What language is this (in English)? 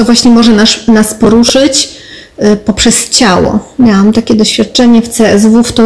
Polish